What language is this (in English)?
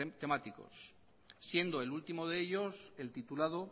Spanish